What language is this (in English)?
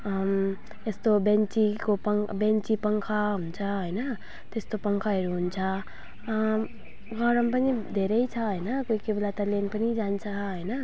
Nepali